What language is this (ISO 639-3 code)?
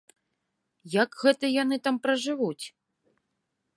bel